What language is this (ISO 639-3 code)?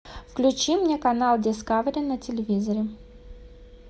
rus